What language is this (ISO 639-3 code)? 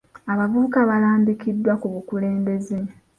lug